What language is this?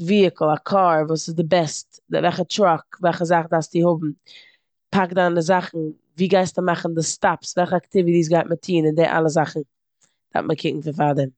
Yiddish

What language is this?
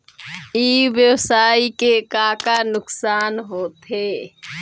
Chhattisgarhi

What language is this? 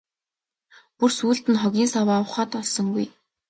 Mongolian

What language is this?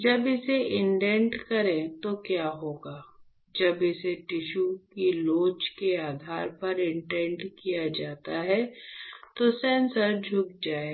Hindi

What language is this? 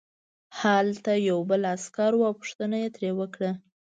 Pashto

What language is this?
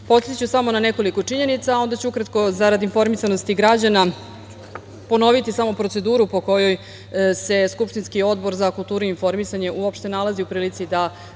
Serbian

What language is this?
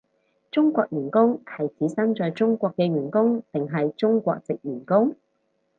Cantonese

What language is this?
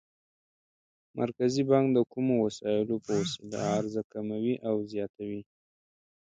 Pashto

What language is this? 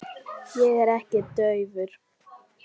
Icelandic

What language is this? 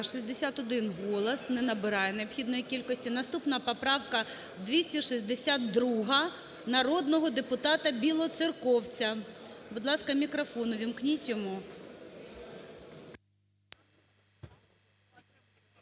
Ukrainian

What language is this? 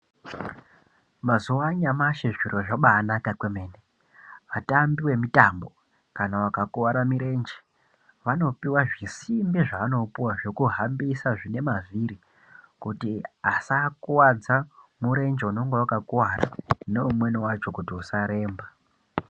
Ndau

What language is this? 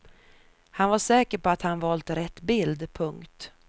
Swedish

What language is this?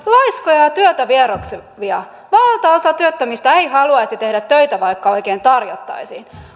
Finnish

